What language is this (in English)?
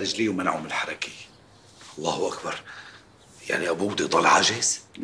Arabic